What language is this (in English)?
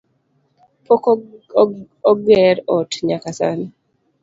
Luo (Kenya and Tanzania)